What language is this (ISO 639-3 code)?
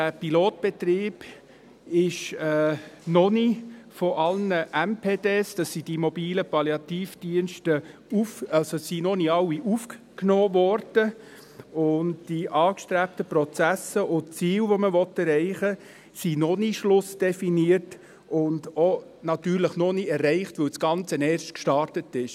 gsw